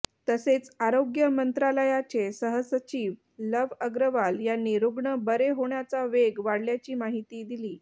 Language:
Marathi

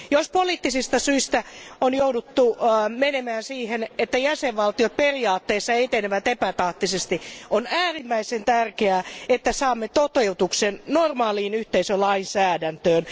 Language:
Finnish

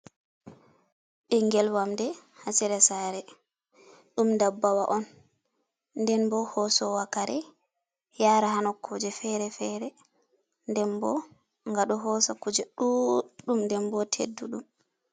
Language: Fula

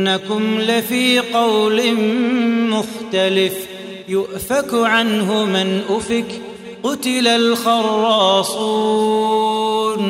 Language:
Arabic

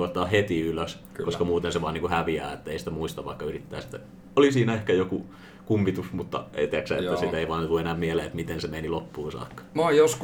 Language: Finnish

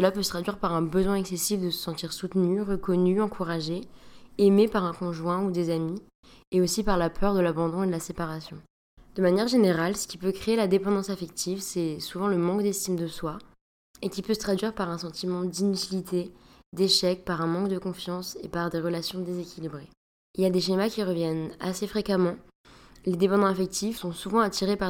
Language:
French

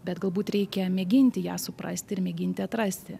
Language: Lithuanian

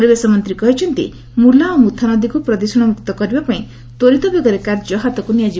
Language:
Odia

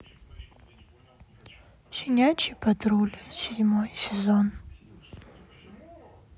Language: Russian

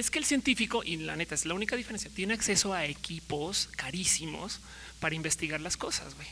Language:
Spanish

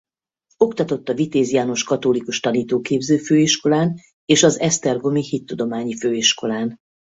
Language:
Hungarian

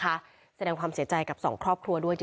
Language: Thai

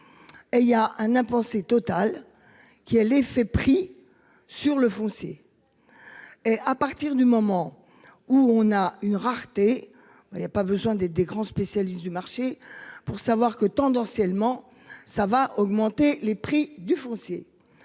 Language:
French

